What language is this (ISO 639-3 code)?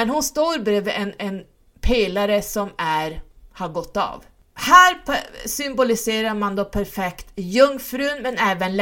swe